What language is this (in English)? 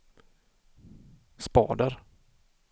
Swedish